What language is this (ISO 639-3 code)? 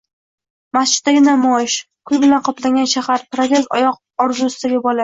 uzb